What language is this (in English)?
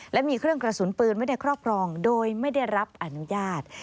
Thai